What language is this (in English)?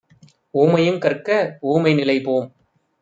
Tamil